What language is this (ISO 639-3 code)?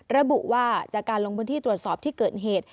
tha